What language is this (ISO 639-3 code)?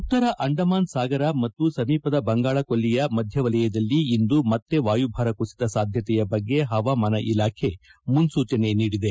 kan